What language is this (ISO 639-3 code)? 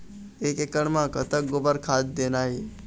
hne